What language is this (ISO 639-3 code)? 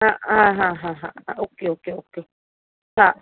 snd